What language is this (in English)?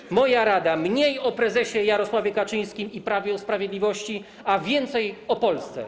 Polish